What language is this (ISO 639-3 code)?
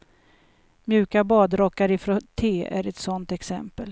swe